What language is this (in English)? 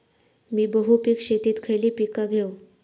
Marathi